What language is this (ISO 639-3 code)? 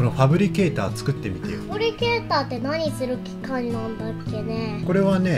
jpn